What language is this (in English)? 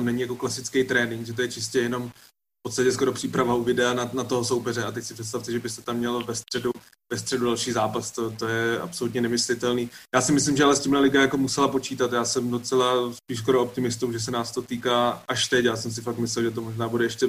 Czech